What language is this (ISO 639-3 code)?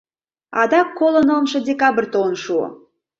chm